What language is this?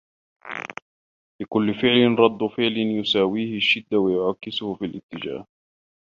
Arabic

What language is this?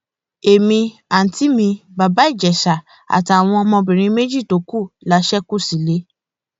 Yoruba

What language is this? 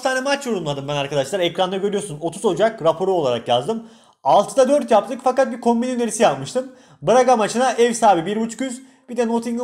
Turkish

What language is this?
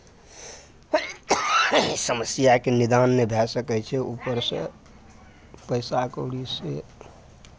Maithili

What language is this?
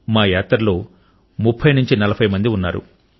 Telugu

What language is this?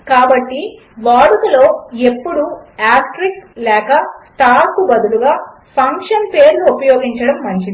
Telugu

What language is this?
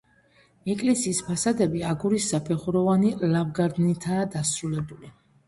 Georgian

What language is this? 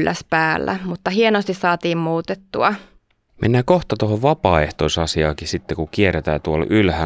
Finnish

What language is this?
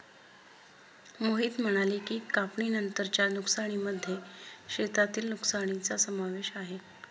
Marathi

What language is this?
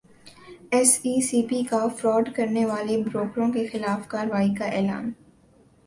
Urdu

